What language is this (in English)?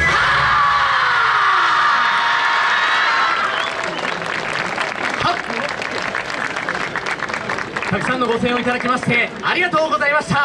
Japanese